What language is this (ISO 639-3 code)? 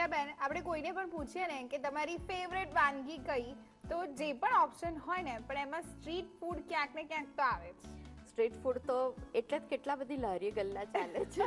hin